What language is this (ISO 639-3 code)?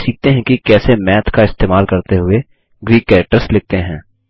hin